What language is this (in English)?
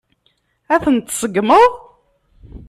Kabyle